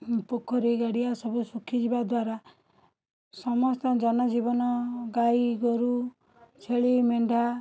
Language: Odia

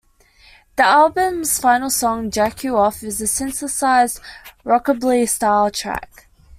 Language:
English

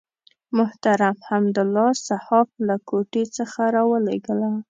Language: Pashto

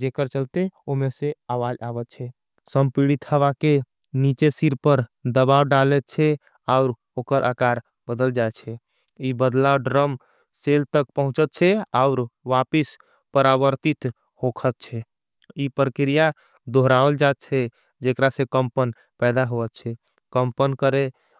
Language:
Angika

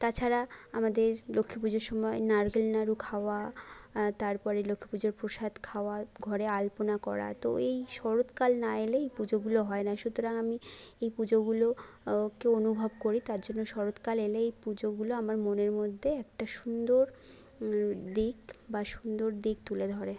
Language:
Bangla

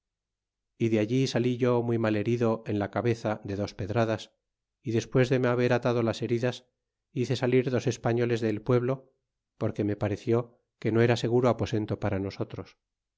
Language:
Spanish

